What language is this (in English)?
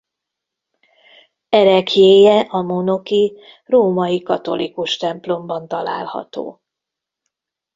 Hungarian